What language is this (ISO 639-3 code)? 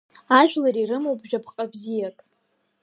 abk